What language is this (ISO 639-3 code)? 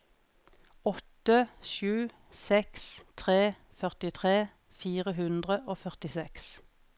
nor